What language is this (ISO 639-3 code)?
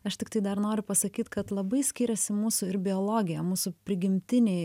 lit